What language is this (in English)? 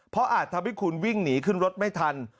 Thai